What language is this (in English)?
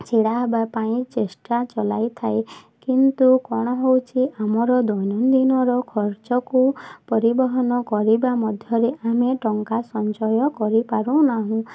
Odia